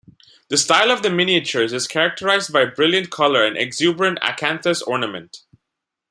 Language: English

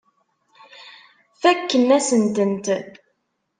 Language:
Kabyle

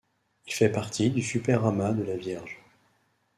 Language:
French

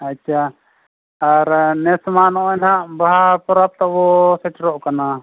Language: Santali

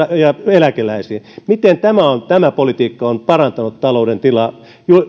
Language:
Finnish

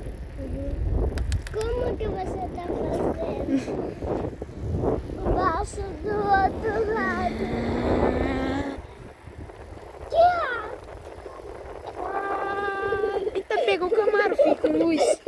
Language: Portuguese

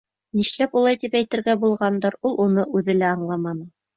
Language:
Bashkir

